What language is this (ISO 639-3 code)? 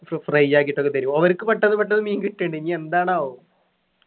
mal